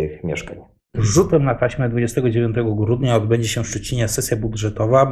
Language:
Polish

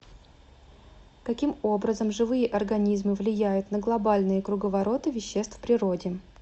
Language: Russian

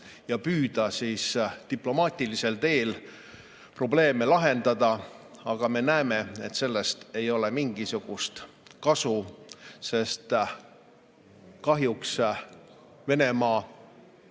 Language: Estonian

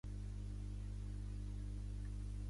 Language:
Catalan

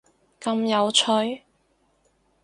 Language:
Cantonese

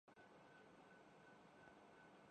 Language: Urdu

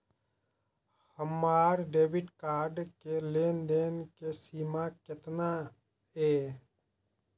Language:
Maithili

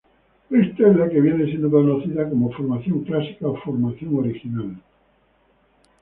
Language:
Spanish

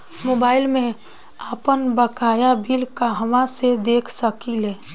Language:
Bhojpuri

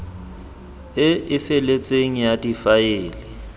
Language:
Tswana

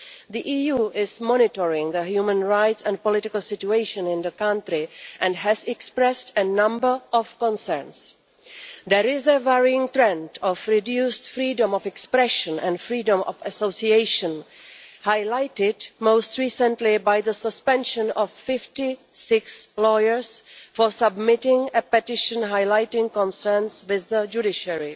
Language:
English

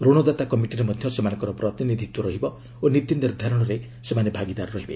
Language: Odia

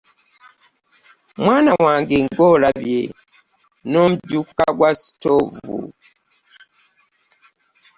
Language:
Ganda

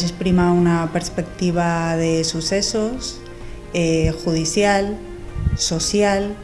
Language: Spanish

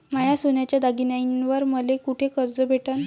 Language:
Marathi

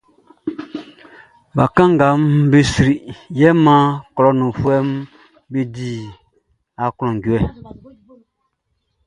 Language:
Baoulé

